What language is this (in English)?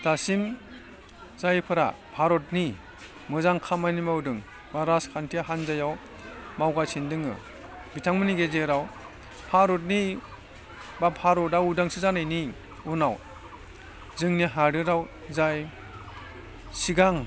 Bodo